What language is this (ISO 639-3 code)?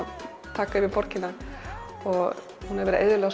isl